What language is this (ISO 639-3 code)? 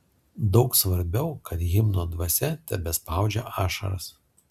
lit